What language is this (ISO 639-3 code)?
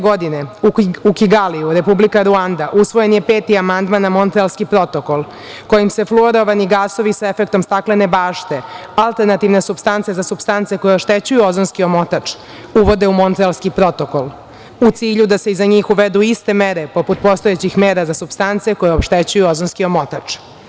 srp